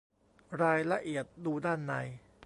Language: Thai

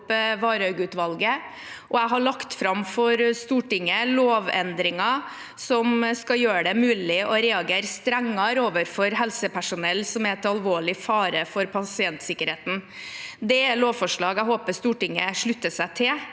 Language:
Norwegian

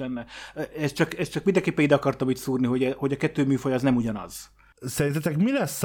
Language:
Hungarian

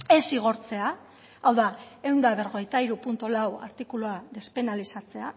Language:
Basque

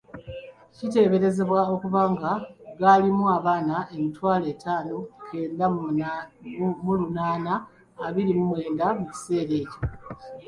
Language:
Ganda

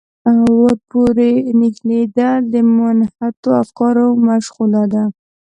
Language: Pashto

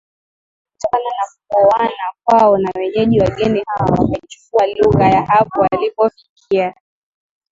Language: Swahili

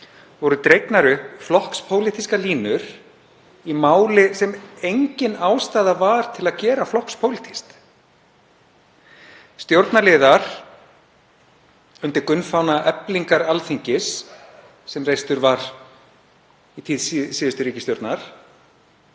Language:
Icelandic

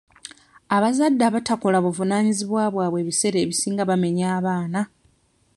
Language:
Ganda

